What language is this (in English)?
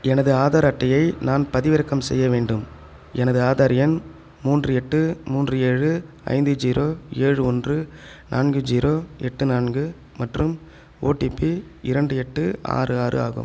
Tamil